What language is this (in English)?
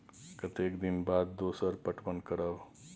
Maithili